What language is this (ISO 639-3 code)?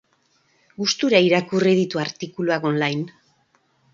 eus